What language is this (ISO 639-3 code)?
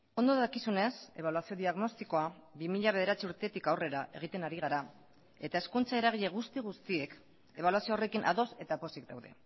eus